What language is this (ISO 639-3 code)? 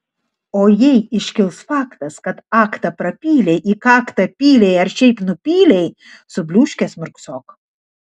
lit